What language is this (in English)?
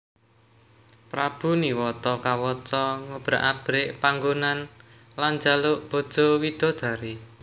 Javanese